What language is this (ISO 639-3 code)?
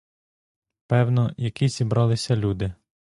ukr